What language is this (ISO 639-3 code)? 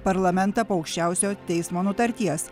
lit